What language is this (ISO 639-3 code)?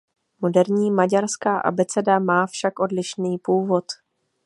ces